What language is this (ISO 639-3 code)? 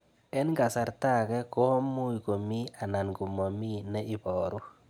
kln